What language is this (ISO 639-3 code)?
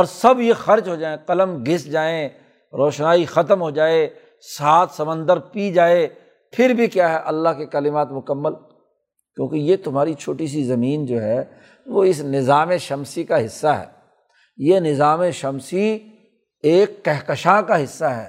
urd